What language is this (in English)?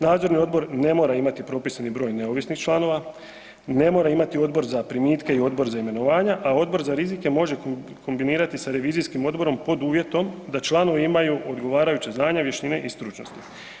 Croatian